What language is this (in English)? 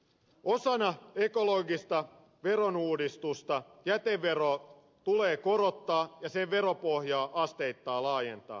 Finnish